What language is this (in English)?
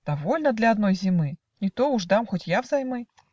Russian